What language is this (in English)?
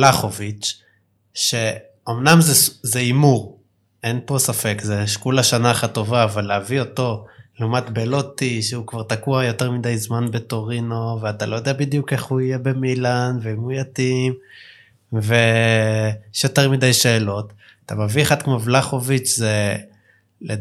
Hebrew